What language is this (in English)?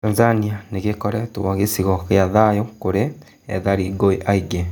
Kikuyu